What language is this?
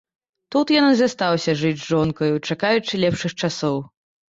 Belarusian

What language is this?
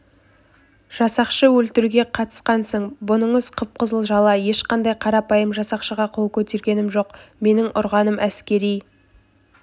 Kazakh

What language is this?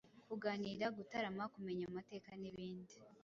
Kinyarwanda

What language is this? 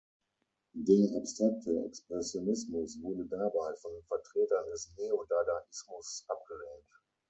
German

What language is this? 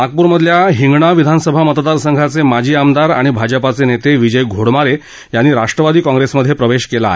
Marathi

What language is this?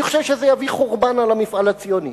Hebrew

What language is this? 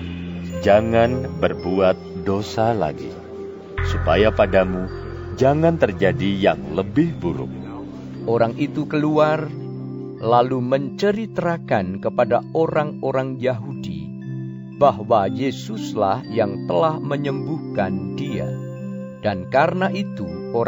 Indonesian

